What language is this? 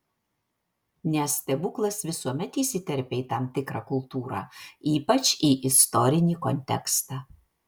Lithuanian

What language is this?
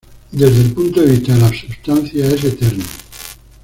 Spanish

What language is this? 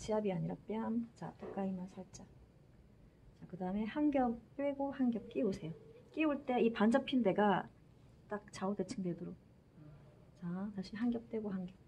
Korean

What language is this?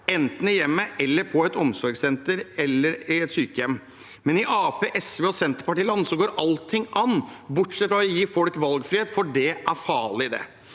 Norwegian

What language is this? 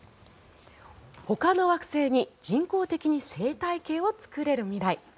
Japanese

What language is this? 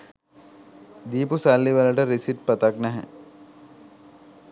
Sinhala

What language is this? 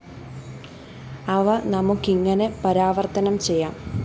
Malayalam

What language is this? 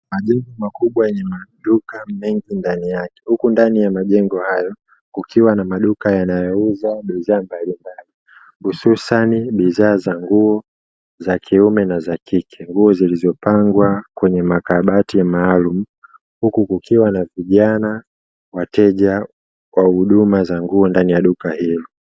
Swahili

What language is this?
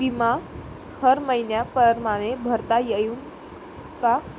Marathi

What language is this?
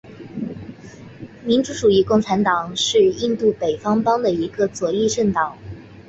Chinese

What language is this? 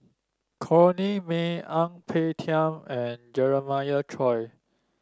English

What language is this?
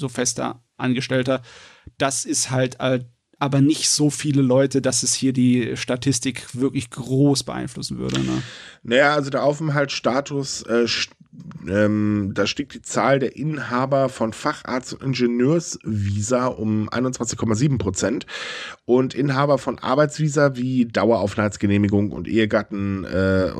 German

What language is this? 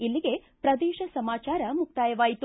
Kannada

